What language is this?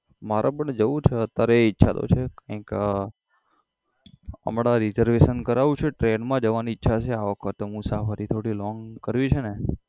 Gujarati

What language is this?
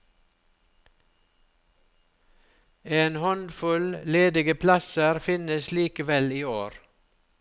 Norwegian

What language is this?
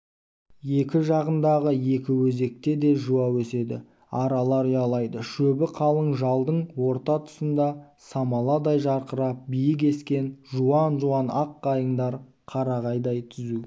Kazakh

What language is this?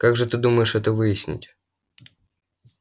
Russian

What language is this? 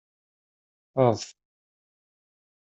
Kabyle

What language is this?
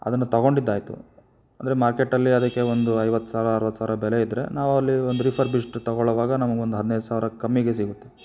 Kannada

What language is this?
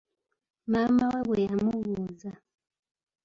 Ganda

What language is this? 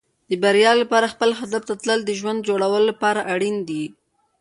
Pashto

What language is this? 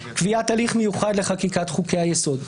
Hebrew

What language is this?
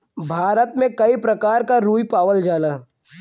Bhojpuri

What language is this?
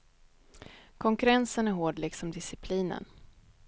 Swedish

